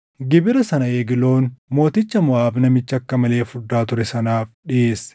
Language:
Oromo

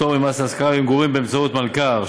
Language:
Hebrew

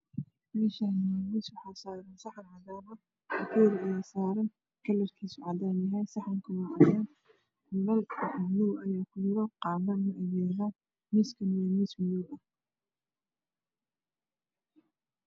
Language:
Somali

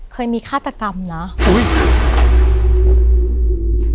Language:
Thai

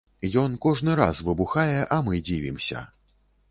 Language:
Belarusian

